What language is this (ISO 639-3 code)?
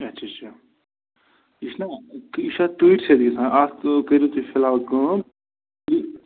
kas